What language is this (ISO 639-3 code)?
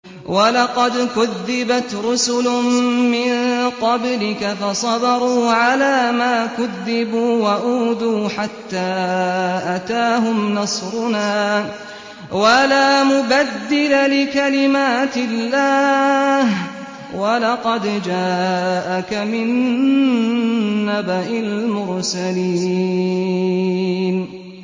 ara